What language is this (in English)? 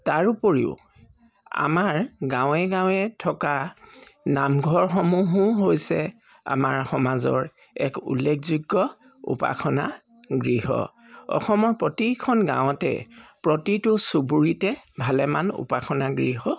Assamese